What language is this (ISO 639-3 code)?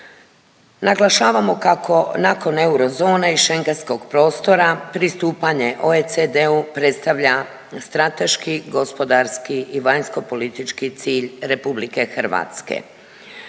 hrv